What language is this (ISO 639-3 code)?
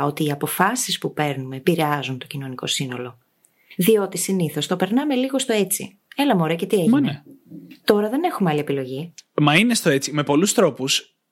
ell